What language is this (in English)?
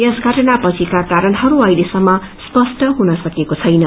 Nepali